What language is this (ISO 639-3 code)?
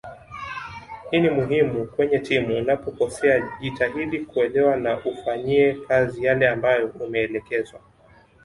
swa